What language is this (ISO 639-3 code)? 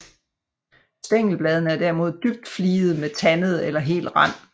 dan